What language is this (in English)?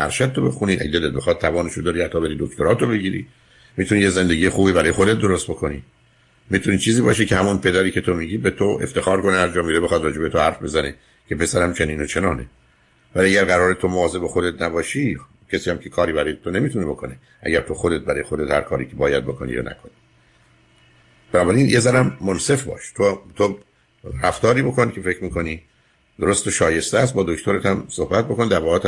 Persian